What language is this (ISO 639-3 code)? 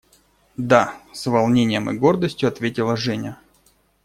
rus